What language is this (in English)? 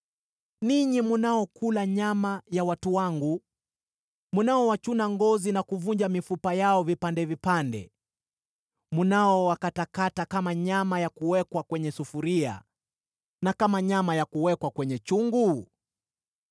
Swahili